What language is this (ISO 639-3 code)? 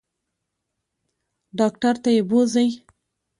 pus